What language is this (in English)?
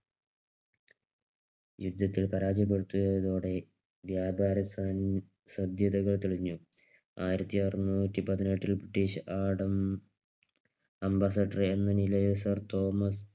Malayalam